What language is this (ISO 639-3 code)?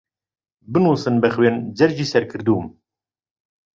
ckb